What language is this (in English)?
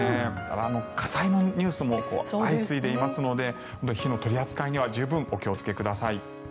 Japanese